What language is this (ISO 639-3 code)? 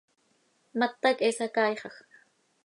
sei